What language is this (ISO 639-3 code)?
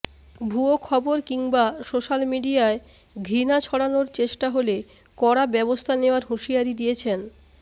ben